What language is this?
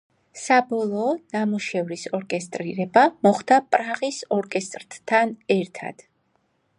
Georgian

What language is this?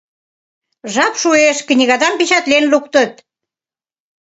Mari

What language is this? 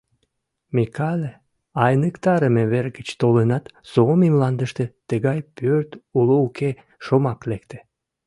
Mari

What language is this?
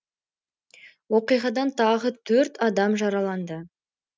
Kazakh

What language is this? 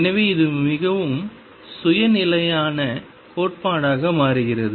Tamil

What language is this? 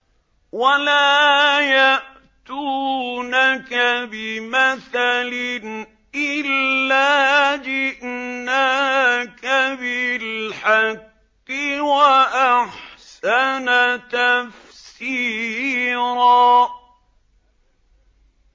Arabic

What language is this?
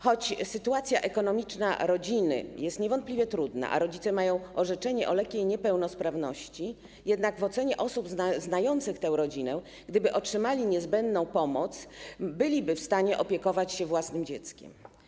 Polish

